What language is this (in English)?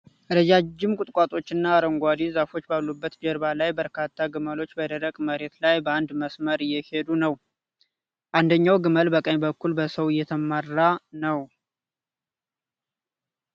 Amharic